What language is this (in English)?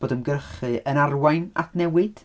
Welsh